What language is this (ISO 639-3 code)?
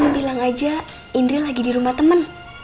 ind